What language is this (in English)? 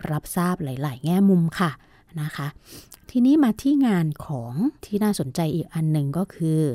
Thai